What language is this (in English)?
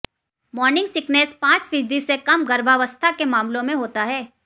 Hindi